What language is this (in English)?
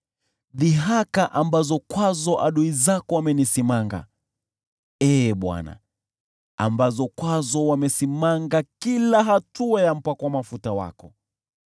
Swahili